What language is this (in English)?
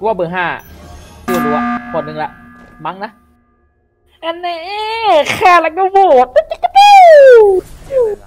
Thai